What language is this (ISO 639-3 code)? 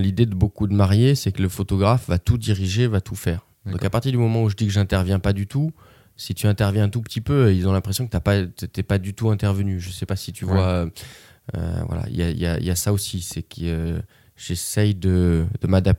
fra